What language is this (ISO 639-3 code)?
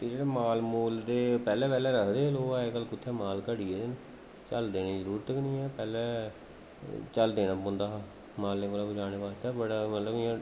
doi